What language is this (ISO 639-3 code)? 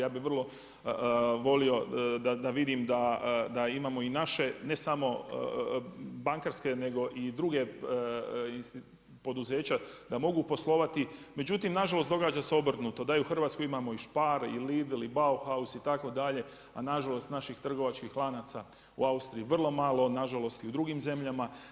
hrv